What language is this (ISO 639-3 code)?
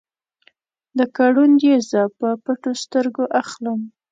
pus